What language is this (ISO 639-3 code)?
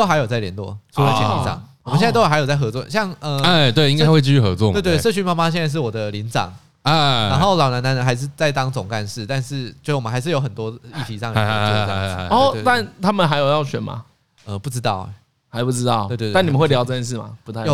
zho